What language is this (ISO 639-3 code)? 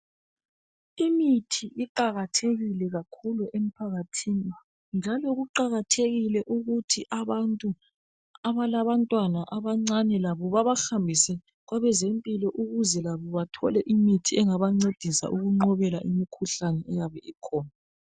nde